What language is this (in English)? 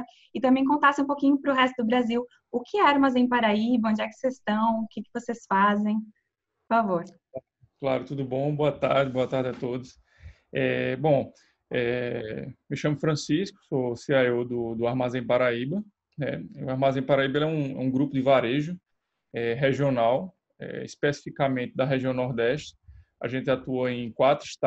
Portuguese